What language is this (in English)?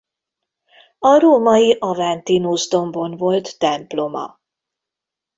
Hungarian